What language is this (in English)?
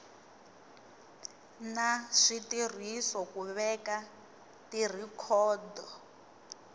Tsonga